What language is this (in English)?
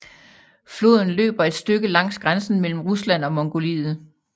Danish